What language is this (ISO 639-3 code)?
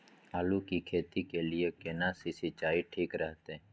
mai